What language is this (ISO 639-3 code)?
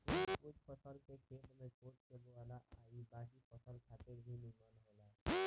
bho